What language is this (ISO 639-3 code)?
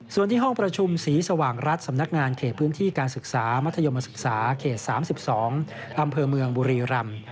tha